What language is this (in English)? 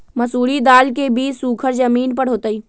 Magahi